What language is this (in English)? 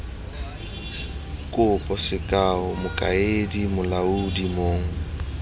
Tswana